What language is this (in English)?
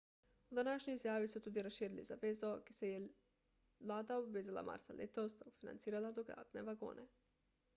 Slovenian